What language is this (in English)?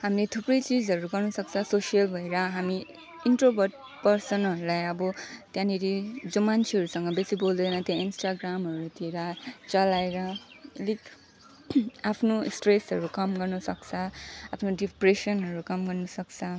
Nepali